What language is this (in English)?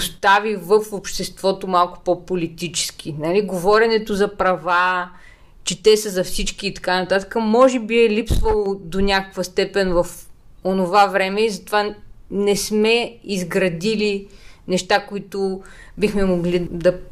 Bulgarian